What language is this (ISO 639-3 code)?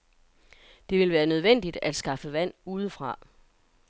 dan